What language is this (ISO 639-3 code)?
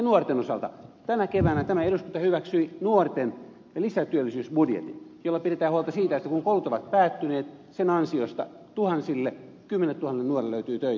fin